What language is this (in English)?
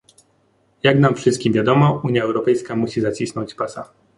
Polish